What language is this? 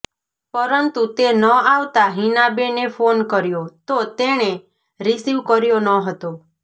Gujarati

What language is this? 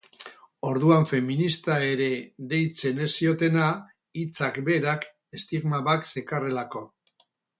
Basque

